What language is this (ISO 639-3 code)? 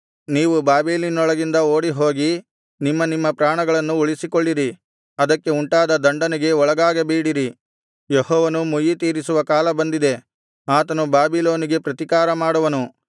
kan